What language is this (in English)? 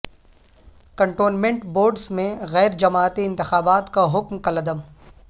Urdu